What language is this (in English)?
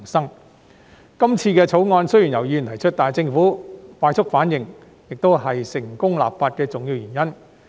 Cantonese